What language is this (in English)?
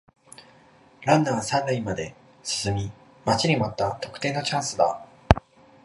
Japanese